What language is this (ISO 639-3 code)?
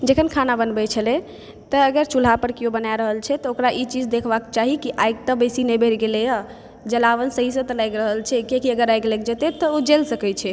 mai